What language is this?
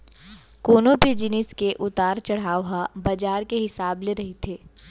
Chhattisgarhi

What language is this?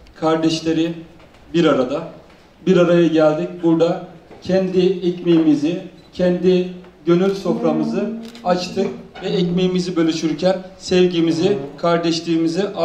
Turkish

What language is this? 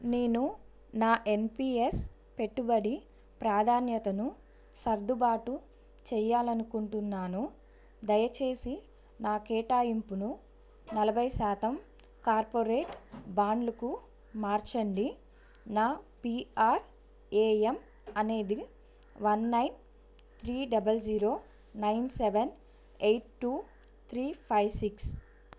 Telugu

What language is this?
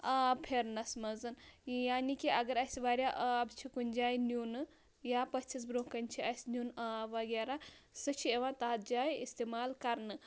Kashmiri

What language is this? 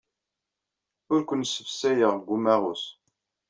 Kabyle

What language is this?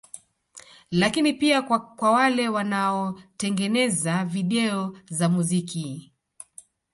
Swahili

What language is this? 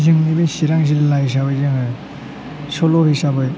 Bodo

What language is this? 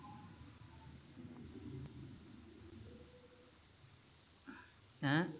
Punjabi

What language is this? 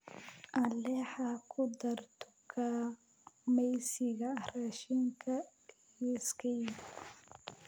Somali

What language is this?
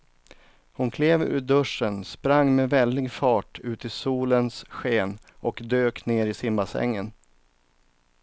Swedish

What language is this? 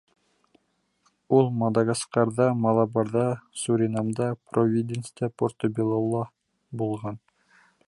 Bashkir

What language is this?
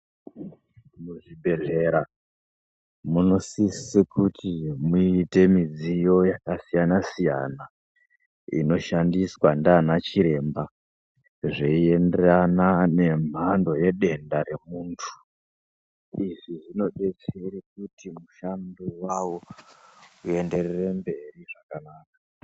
Ndau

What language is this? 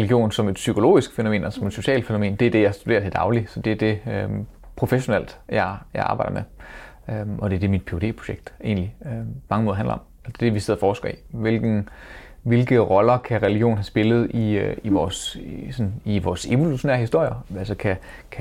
Danish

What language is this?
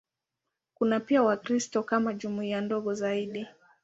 Swahili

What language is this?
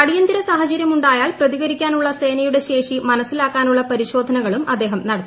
Malayalam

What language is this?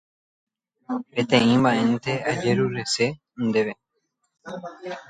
Guarani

